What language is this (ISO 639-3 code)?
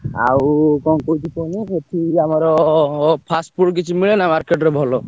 ori